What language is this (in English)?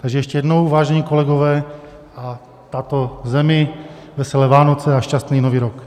Czech